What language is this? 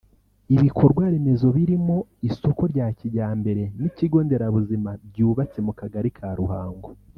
Kinyarwanda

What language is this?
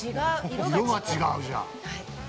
Japanese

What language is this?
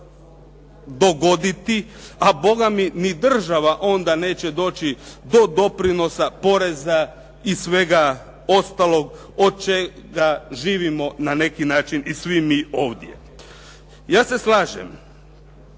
Croatian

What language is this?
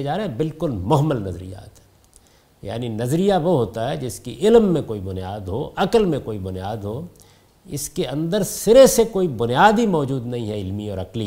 Urdu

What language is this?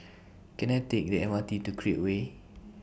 English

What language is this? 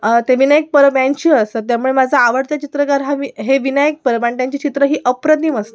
Marathi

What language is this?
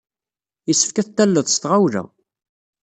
Kabyle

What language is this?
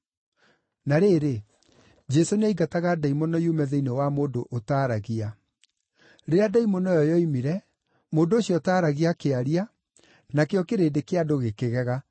Kikuyu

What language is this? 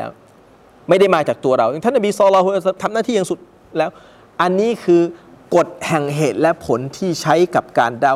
Thai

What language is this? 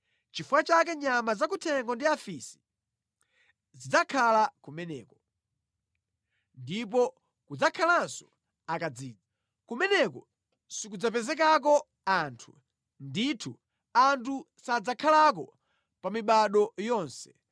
Nyanja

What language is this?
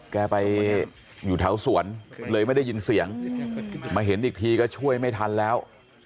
Thai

